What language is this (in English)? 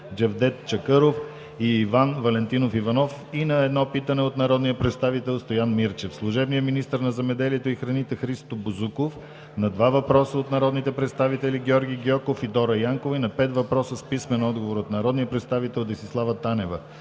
Bulgarian